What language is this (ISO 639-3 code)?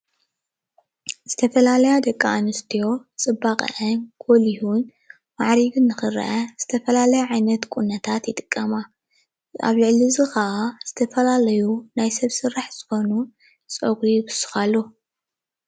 tir